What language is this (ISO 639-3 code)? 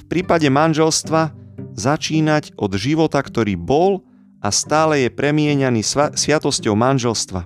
slk